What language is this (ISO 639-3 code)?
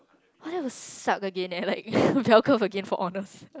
eng